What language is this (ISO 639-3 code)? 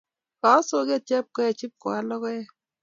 kln